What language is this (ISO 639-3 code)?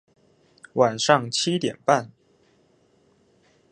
zho